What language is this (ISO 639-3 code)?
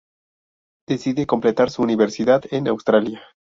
spa